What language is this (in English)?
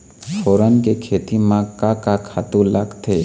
Chhattisgarhi